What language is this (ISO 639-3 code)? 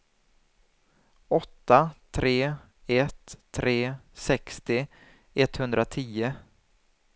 swe